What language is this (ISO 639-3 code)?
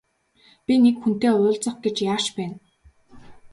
mon